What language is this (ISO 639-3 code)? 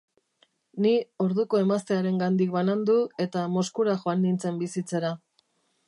eus